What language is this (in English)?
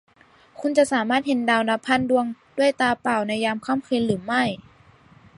Thai